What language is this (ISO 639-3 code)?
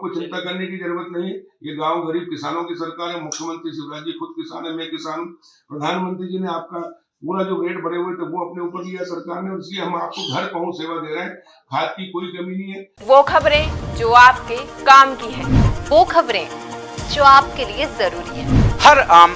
hin